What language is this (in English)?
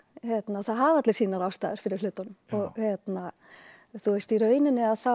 Icelandic